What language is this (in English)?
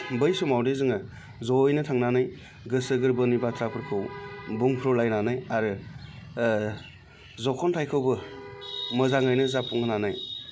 Bodo